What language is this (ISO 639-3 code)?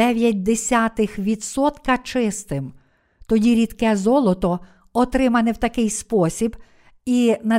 ukr